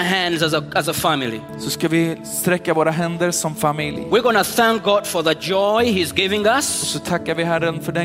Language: Swedish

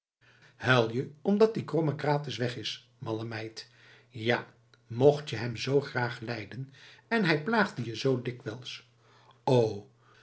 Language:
Dutch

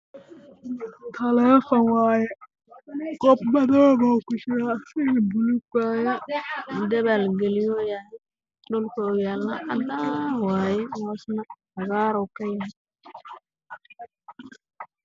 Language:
Somali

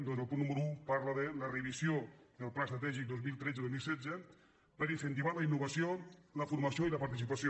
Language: Catalan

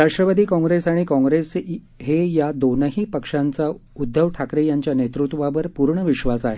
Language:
Marathi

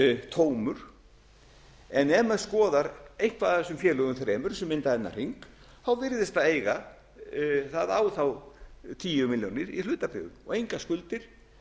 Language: Icelandic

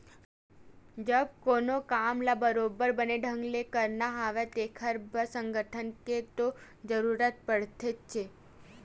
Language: Chhattisgarhi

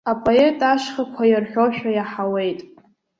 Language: Abkhazian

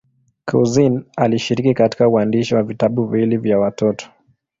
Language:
Swahili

